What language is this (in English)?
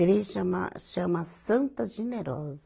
Portuguese